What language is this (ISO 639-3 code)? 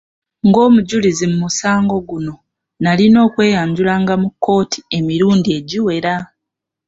lug